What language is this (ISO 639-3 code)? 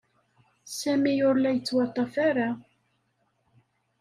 kab